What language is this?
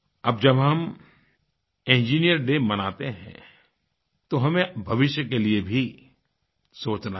Hindi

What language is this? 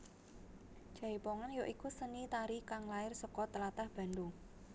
Javanese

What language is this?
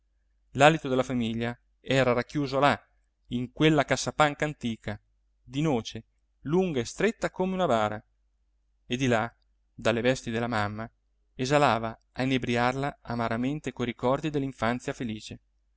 Italian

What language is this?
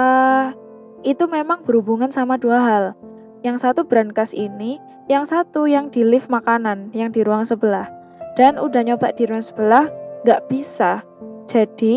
Indonesian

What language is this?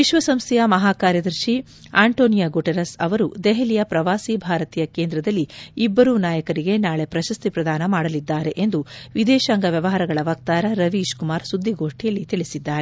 Kannada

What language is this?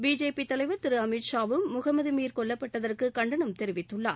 Tamil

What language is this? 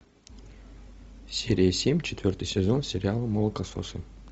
Russian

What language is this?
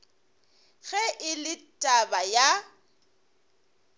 Northern Sotho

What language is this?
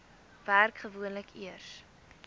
Afrikaans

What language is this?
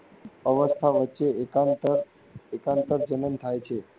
Gujarati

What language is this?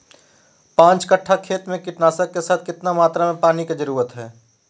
Magahi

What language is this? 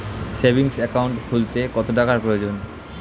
Bangla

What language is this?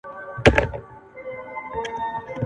Pashto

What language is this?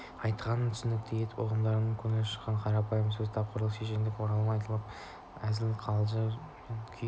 Kazakh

